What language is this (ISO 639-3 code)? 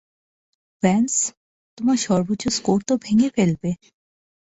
ben